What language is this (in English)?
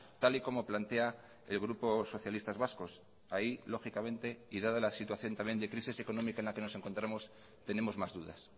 Spanish